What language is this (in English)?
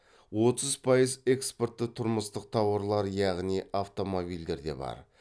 Kazakh